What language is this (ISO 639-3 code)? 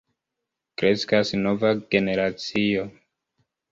epo